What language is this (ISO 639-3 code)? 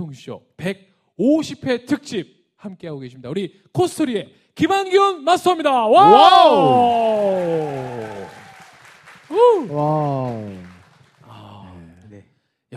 kor